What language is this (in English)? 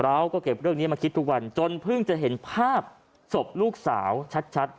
Thai